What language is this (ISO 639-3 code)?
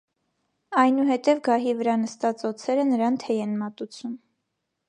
hye